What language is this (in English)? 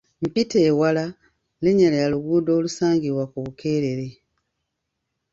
Ganda